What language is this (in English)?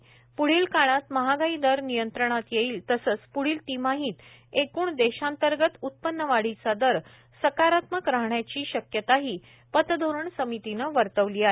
Marathi